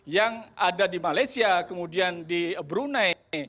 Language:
Indonesian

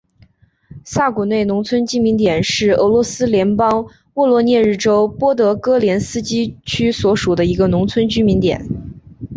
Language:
Chinese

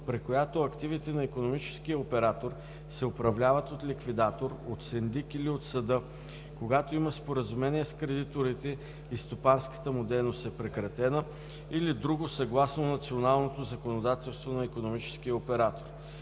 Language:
Bulgarian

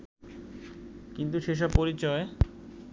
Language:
Bangla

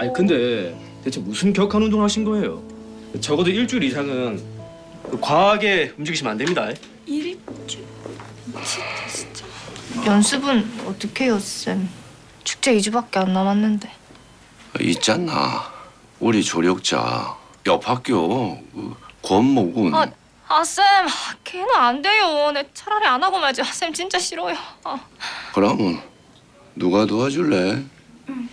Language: Korean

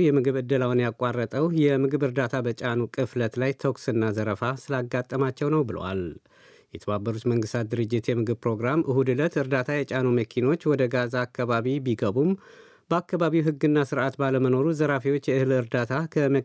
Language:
Amharic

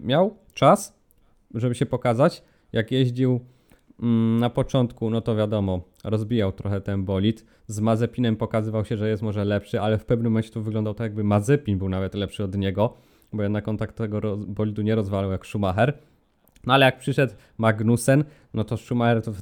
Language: Polish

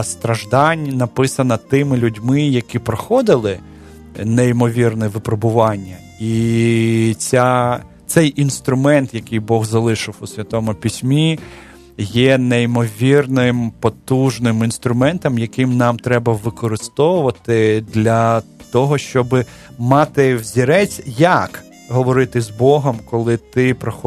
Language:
Ukrainian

